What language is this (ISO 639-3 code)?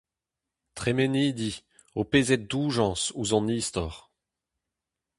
bre